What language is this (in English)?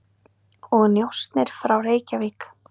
Icelandic